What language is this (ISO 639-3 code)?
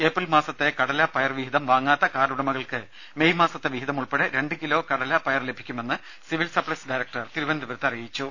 mal